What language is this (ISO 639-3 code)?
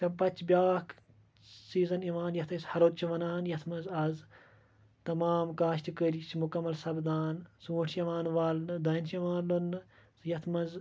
kas